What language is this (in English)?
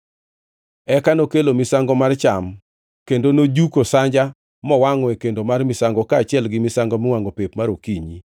Luo (Kenya and Tanzania)